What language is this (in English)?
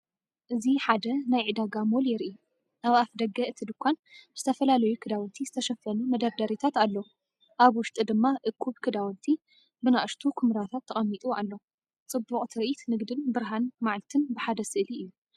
Tigrinya